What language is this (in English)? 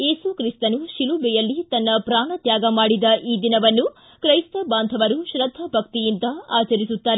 Kannada